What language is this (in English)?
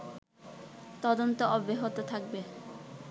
Bangla